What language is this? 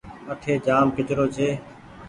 Goaria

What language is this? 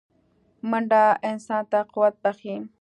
Pashto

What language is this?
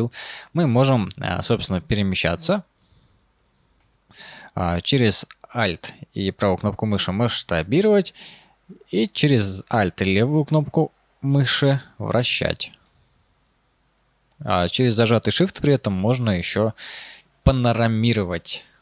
Russian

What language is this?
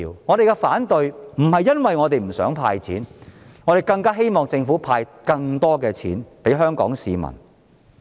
Cantonese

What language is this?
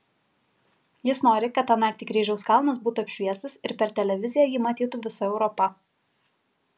Lithuanian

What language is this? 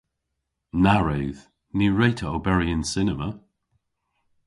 Cornish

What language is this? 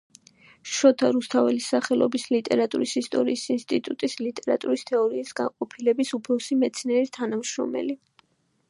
Georgian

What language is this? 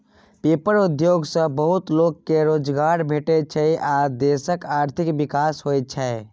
Maithili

